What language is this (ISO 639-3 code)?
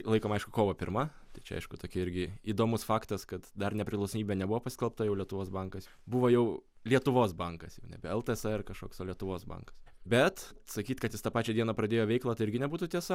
lit